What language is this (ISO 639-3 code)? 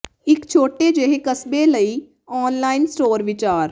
pan